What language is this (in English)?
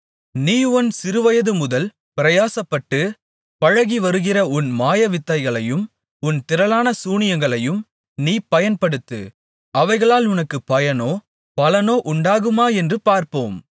Tamil